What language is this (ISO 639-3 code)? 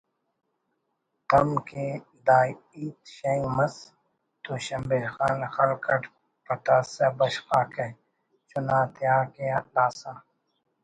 brh